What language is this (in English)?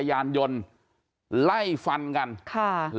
Thai